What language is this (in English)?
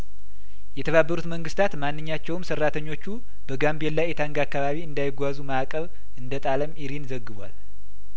Amharic